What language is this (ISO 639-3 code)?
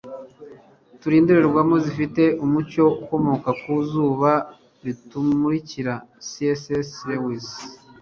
kin